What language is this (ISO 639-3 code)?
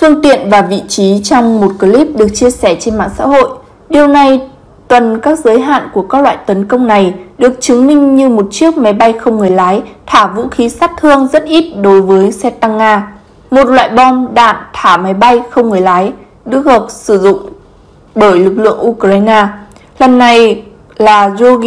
vie